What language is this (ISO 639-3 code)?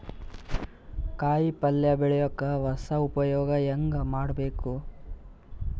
kan